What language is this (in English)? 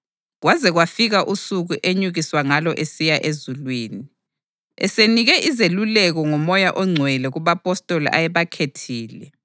North Ndebele